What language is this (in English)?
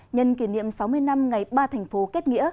Vietnamese